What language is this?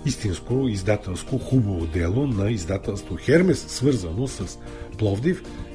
Bulgarian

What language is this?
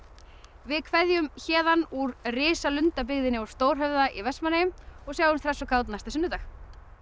Icelandic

